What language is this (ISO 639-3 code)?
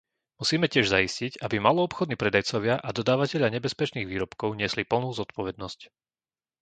slk